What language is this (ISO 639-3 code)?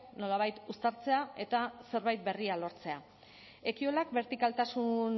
eus